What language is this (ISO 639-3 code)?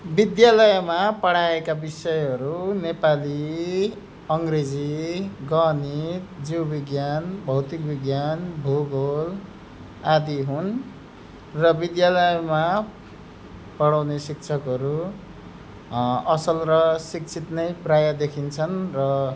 nep